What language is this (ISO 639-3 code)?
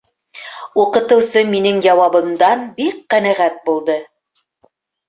bak